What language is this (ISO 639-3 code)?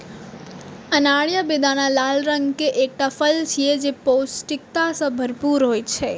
mai